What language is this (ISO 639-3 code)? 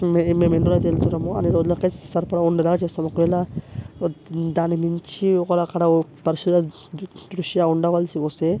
tel